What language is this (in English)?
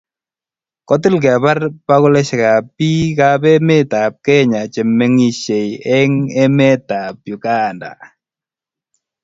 Kalenjin